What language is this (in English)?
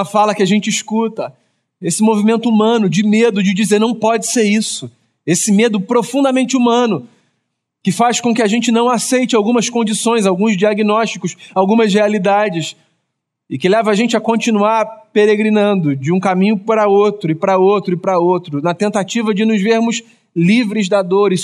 Portuguese